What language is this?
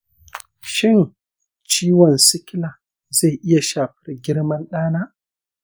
Hausa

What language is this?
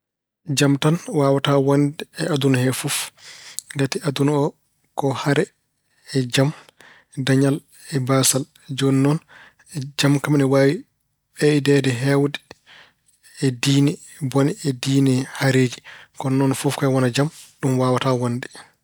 Fula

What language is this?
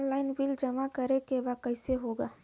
Bhojpuri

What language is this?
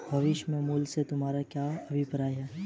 Hindi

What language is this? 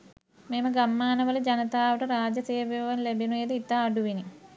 Sinhala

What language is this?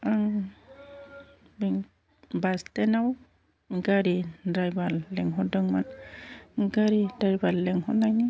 Bodo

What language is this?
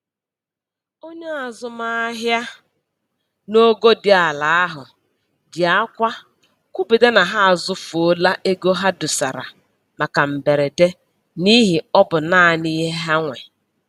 Igbo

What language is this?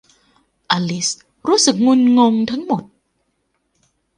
Thai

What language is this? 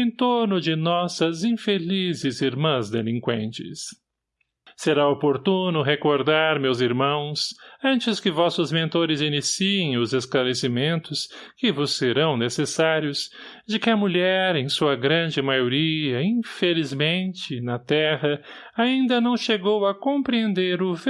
Portuguese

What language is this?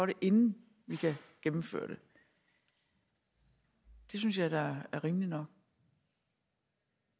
Danish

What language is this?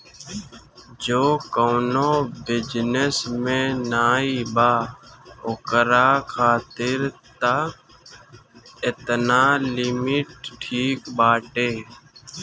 Bhojpuri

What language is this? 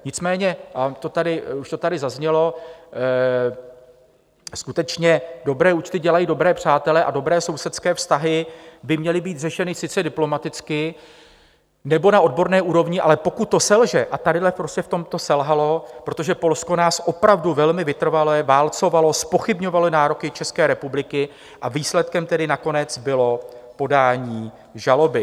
Czech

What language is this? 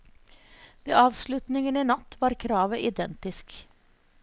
Norwegian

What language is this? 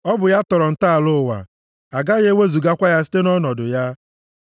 Igbo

